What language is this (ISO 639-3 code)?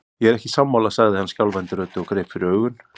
isl